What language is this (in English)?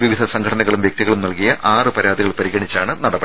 Malayalam